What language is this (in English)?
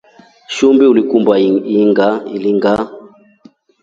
Rombo